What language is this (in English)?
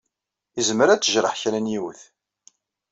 Kabyle